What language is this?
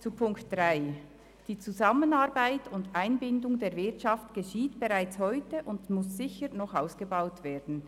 Swiss German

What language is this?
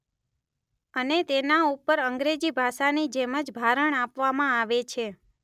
Gujarati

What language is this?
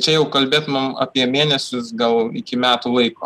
Lithuanian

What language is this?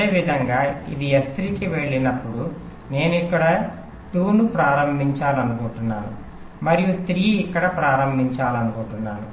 Telugu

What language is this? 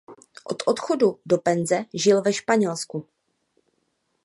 Czech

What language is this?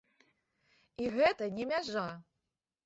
Belarusian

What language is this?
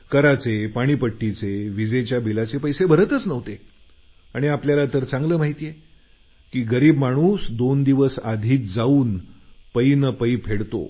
Marathi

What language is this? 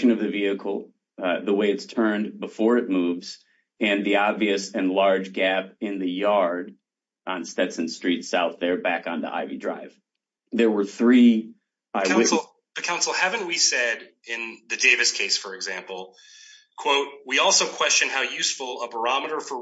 English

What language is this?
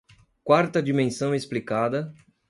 Portuguese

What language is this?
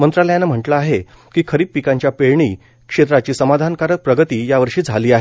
Marathi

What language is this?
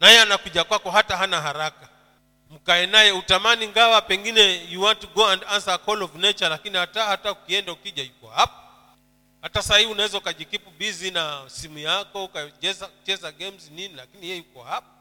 Swahili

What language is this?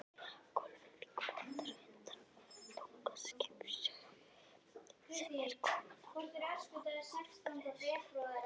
Icelandic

